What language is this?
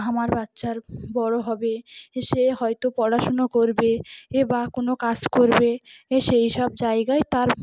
Bangla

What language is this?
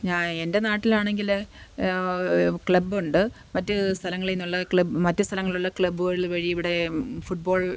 Malayalam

